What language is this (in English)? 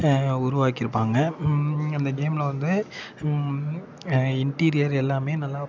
Tamil